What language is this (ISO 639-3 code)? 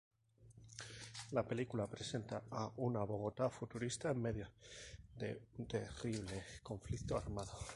spa